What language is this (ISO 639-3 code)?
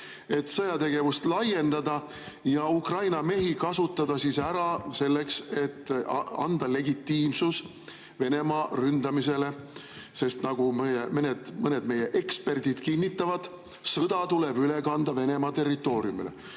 est